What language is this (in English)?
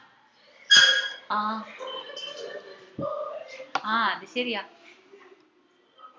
Malayalam